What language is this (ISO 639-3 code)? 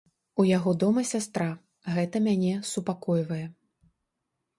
bel